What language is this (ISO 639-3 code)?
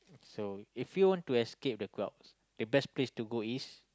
eng